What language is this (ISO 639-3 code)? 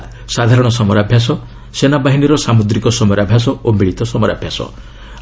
ori